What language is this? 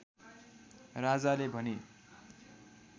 Nepali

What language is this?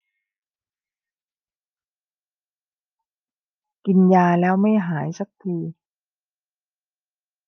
Thai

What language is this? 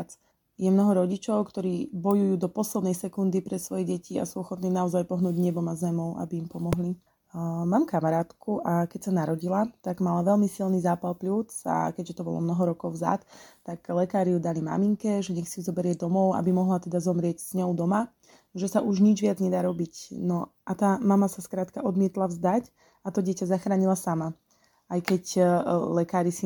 Slovak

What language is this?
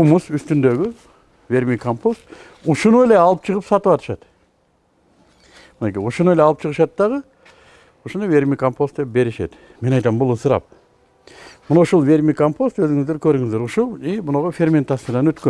Turkish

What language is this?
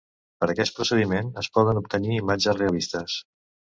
Catalan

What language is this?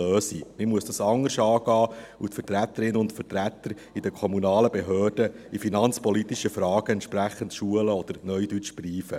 Swiss German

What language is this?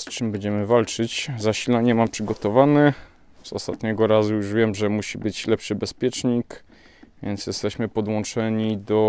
Polish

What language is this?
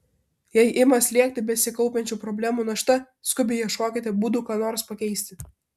Lithuanian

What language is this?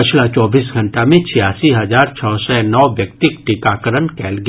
Maithili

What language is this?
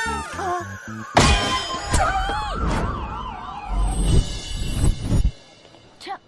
Telugu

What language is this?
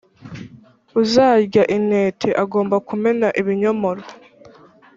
Kinyarwanda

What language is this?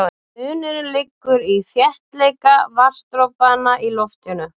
Icelandic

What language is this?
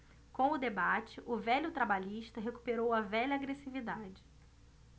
Portuguese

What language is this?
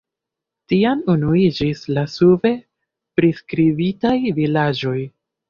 Esperanto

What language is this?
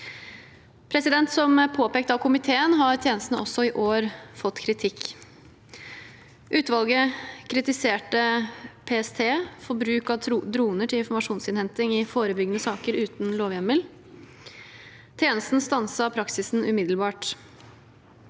Norwegian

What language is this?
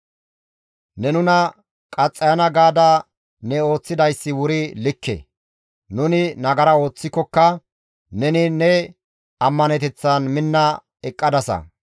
Gamo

